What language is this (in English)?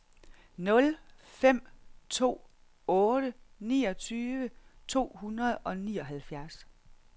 Danish